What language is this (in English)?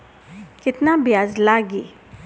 Bhojpuri